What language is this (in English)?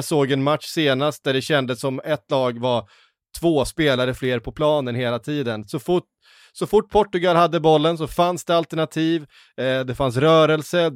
Swedish